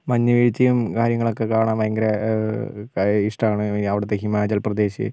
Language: Malayalam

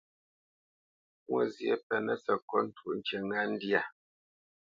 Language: Bamenyam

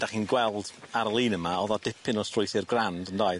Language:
Welsh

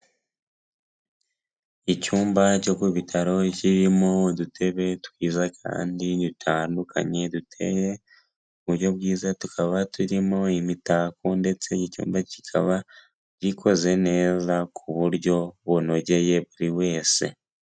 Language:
Kinyarwanda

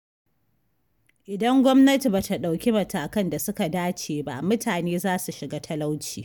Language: Hausa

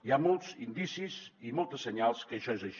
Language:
Catalan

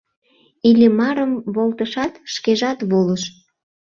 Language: Mari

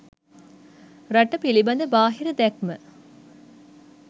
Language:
Sinhala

